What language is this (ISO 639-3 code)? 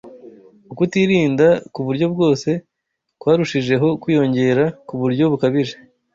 kin